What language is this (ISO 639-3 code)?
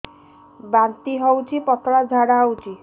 ori